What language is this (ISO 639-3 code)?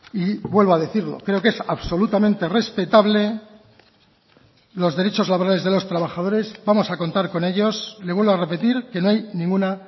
spa